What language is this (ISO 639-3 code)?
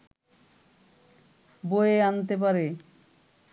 ben